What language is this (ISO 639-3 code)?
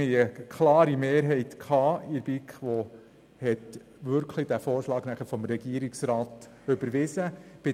gsw